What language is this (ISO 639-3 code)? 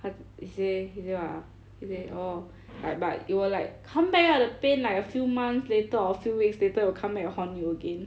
eng